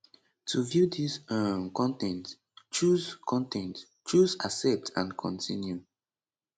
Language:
Nigerian Pidgin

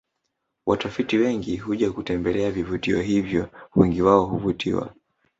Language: Swahili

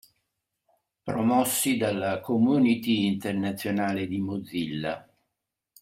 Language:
Italian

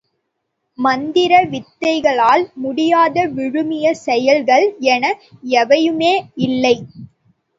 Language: Tamil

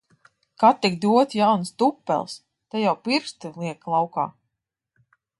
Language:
Latvian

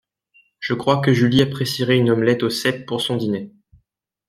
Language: French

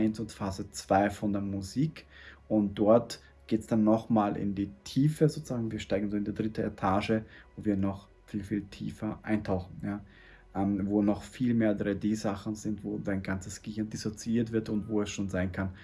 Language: German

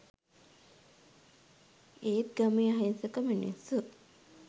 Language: Sinhala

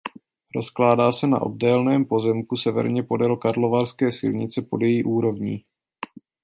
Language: Czech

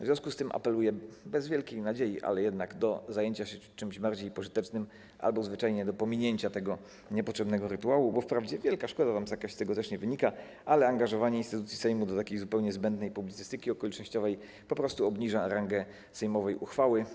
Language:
Polish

